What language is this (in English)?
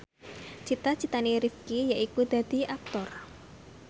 Javanese